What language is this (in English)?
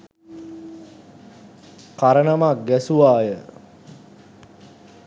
Sinhala